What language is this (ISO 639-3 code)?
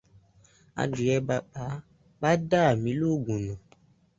yor